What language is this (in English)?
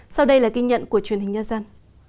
Vietnamese